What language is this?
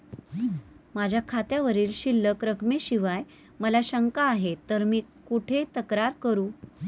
Marathi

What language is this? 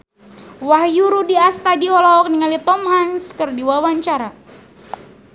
Sundanese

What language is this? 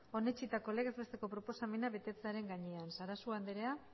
Basque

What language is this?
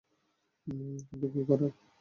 Bangla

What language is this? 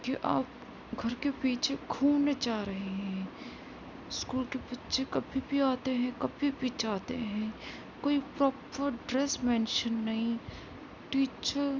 Urdu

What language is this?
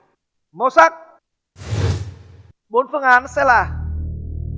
Vietnamese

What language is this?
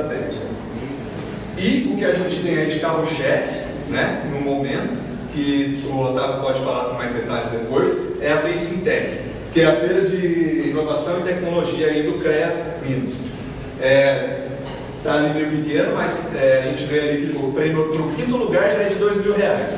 Portuguese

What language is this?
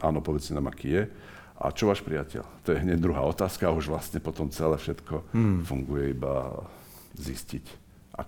Czech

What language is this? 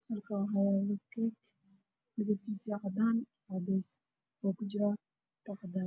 Somali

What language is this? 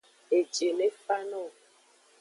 Aja (Benin)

